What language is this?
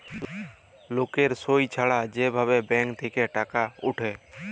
Bangla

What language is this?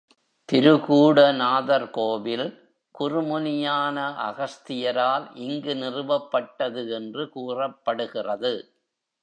Tamil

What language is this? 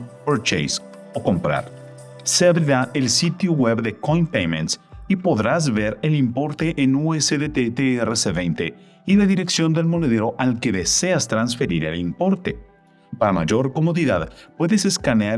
Spanish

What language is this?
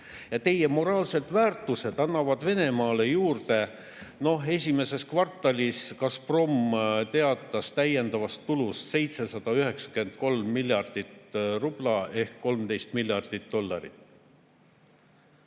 Estonian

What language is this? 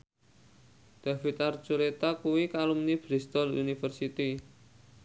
Javanese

